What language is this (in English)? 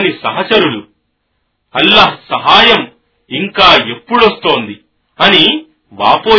Telugu